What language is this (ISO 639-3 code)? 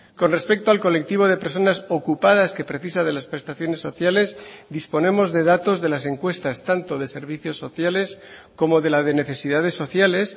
spa